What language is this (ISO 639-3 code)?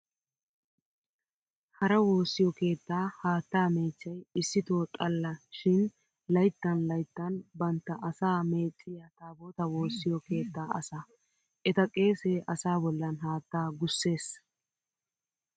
wal